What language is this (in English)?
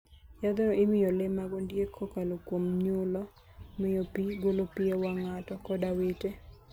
Luo (Kenya and Tanzania)